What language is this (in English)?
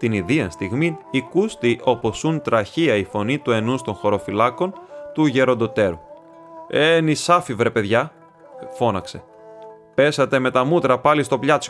Greek